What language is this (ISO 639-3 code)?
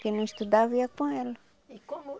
por